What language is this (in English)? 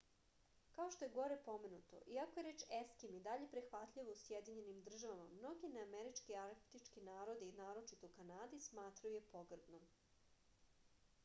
Serbian